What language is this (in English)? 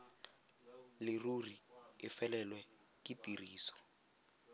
Tswana